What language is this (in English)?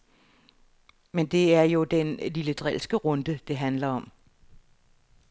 Danish